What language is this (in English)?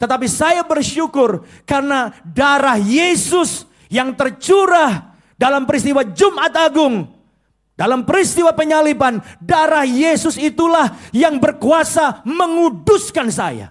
Indonesian